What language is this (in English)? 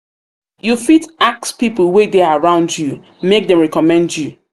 Nigerian Pidgin